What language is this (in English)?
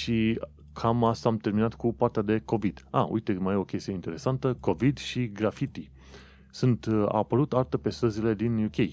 Romanian